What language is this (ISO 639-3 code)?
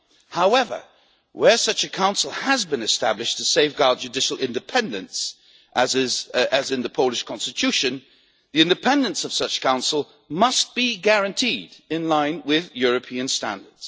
eng